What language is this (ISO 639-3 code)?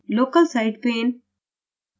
hin